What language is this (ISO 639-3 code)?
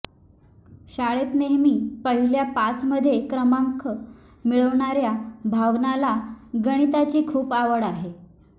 mar